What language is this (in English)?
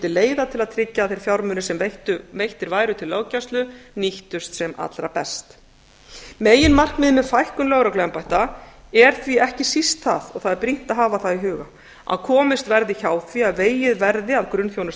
Icelandic